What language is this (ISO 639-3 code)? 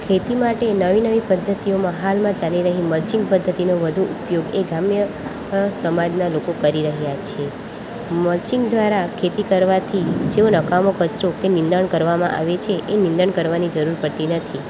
guj